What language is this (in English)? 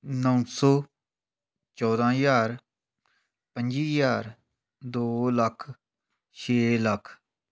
Punjabi